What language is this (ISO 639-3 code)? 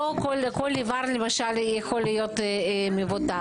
heb